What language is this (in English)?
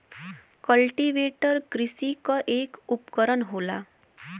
Bhojpuri